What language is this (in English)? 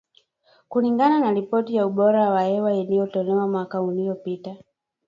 Swahili